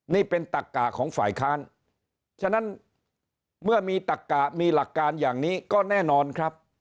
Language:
Thai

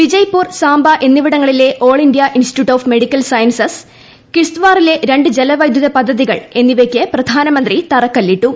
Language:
Malayalam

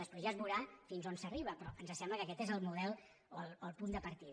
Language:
Catalan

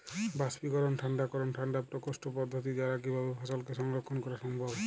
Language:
Bangla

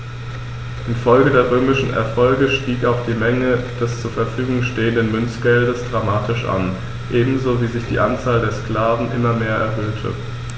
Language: German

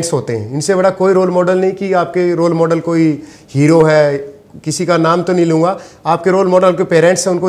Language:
Hindi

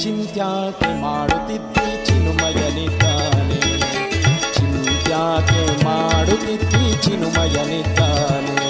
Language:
Kannada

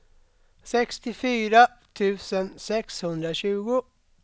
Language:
Swedish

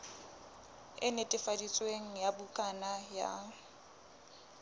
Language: Southern Sotho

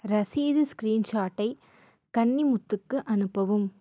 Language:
Tamil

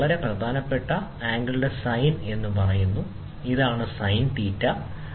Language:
Malayalam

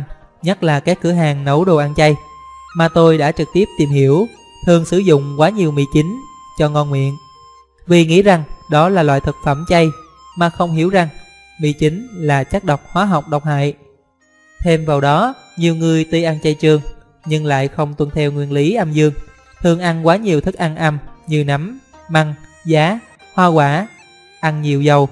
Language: Vietnamese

